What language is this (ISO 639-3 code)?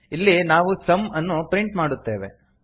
kan